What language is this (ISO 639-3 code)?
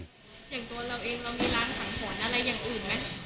tha